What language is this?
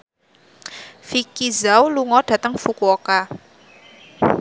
Javanese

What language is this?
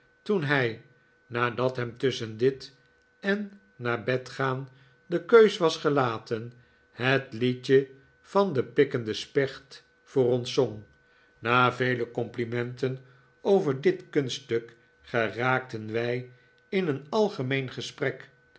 Dutch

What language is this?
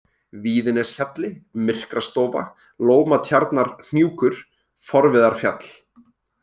Icelandic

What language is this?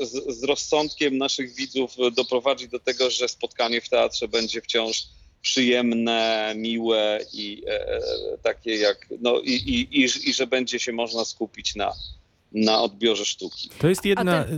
Polish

